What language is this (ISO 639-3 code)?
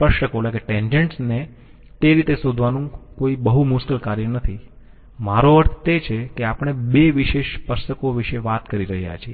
guj